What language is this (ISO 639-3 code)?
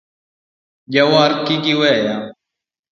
luo